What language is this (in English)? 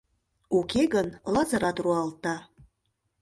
Mari